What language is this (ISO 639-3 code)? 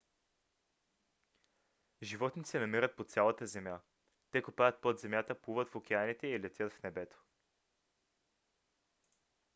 bul